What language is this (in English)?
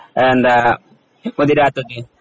Malayalam